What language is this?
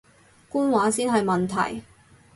Cantonese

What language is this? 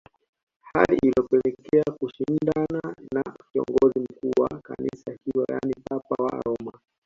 Swahili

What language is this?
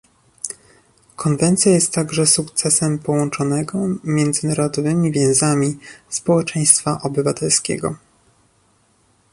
Polish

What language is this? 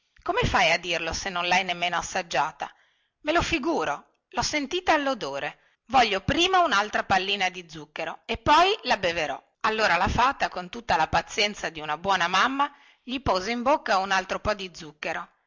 Italian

